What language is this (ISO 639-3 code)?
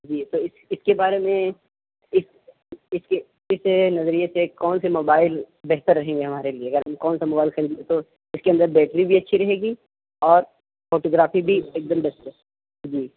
urd